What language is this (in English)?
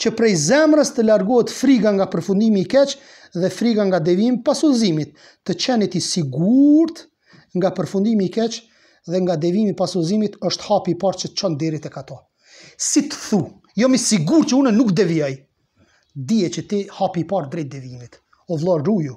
Romanian